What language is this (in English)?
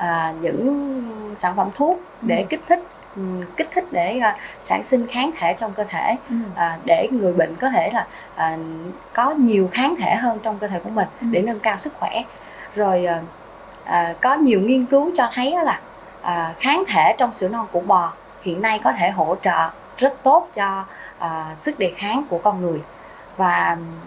Vietnamese